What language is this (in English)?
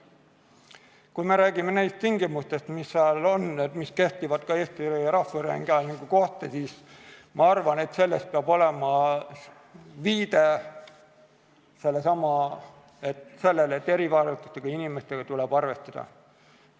Estonian